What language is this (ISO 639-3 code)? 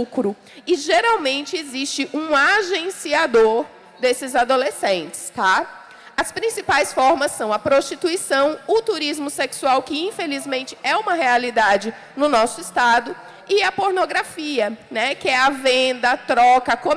por